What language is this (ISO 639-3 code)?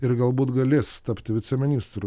lit